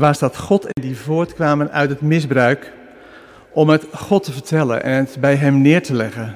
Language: Dutch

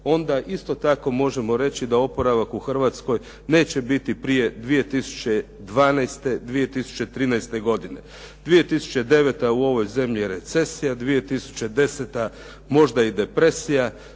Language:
Croatian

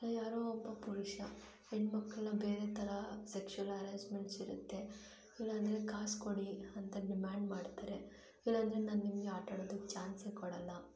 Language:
Kannada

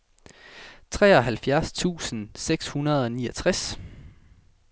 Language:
Danish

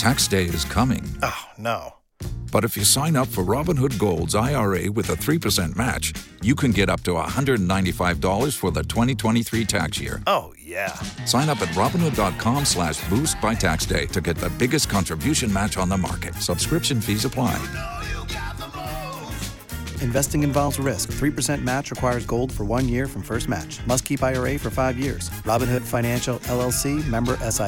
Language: Swahili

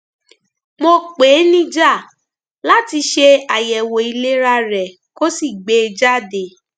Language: Yoruba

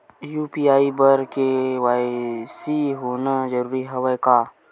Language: Chhattisgarhi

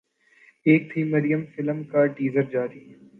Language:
Urdu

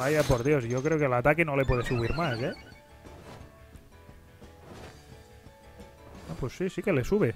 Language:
Spanish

